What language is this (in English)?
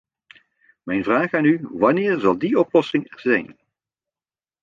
Dutch